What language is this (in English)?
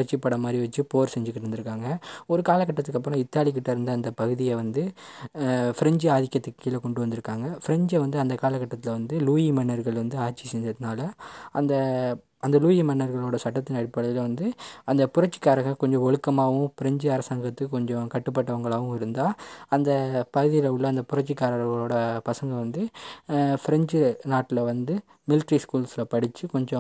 Tamil